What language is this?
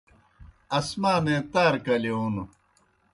Kohistani Shina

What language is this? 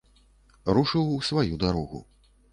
Belarusian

